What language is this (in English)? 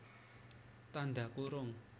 Javanese